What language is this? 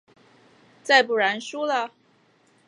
Chinese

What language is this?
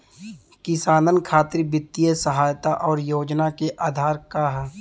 Bhojpuri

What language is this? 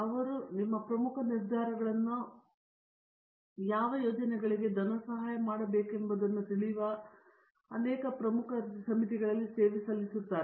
Kannada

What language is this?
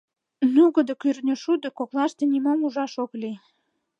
Mari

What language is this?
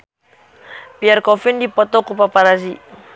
Sundanese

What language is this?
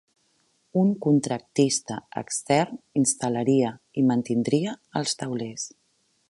Catalan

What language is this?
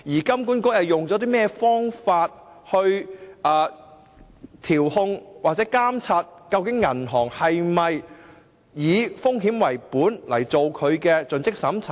Cantonese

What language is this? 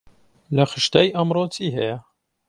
Central Kurdish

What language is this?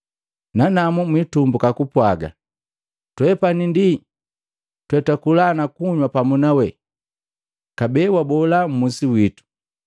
Matengo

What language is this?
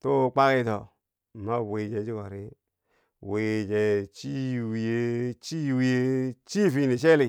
Bangwinji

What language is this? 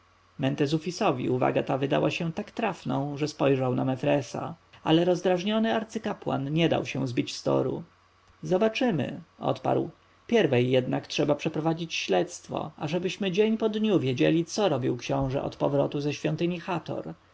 Polish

